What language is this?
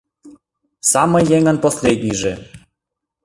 Mari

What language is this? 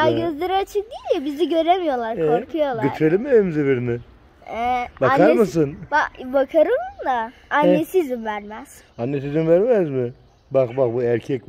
Turkish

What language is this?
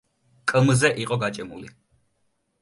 Georgian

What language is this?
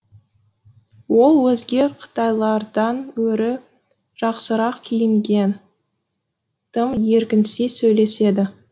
Kazakh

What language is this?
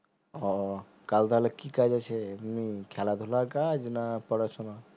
Bangla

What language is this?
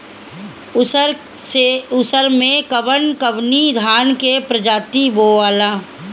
Bhojpuri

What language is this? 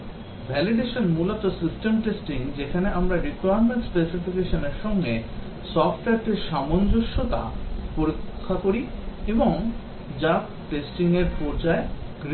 Bangla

